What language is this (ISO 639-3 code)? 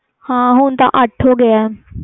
pan